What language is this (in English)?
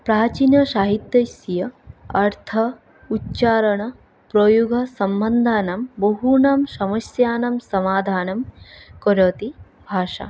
Sanskrit